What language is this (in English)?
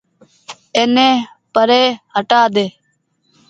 Goaria